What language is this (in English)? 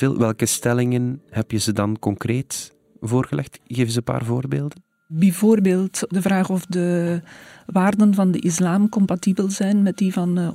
Dutch